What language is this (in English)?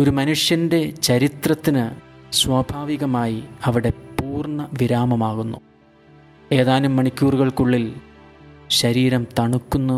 Malayalam